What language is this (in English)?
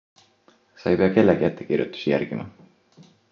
Estonian